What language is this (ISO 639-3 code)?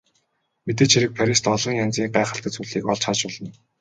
mon